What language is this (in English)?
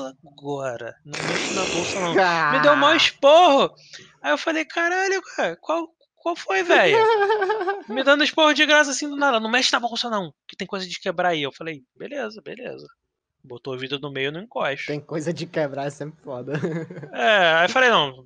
Portuguese